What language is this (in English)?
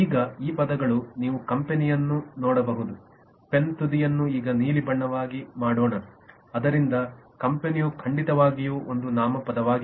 Kannada